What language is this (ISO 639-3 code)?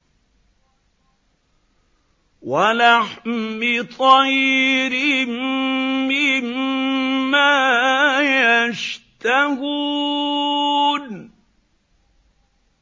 ara